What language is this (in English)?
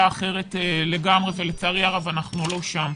Hebrew